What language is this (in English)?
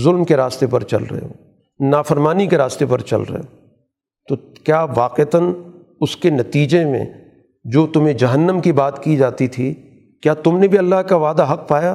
Urdu